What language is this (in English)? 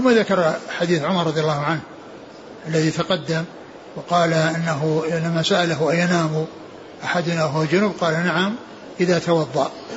Arabic